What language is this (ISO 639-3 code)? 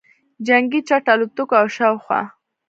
pus